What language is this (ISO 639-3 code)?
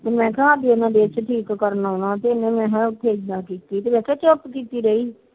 pan